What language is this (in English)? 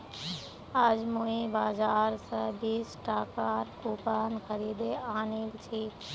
Magahi